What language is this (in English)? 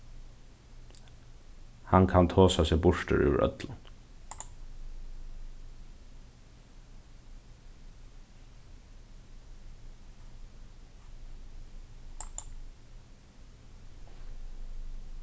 Faroese